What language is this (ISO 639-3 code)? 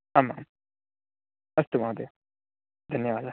san